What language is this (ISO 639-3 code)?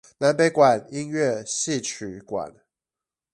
zho